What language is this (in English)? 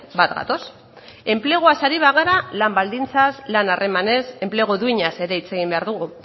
Basque